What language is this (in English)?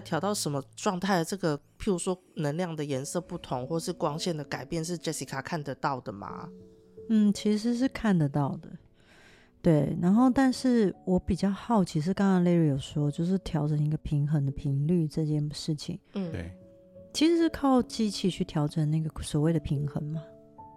Chinese